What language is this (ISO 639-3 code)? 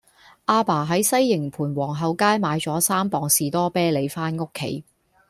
yue